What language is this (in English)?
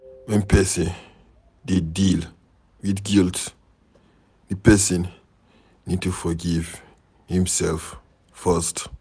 Nigerian Pidgin